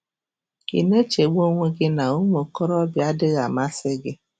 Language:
Igbo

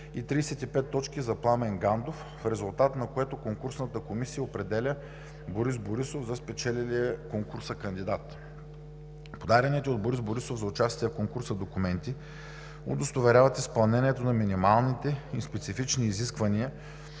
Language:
Bulgarian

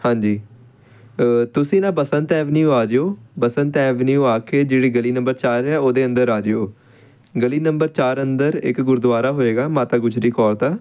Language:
Punjabi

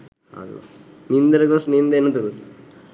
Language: Sinhala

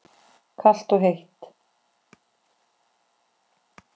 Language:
Icelandic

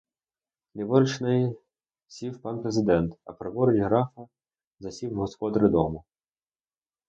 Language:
Ukrainian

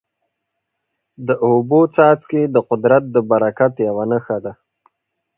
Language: Pashto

